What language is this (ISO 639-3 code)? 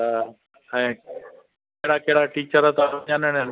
snd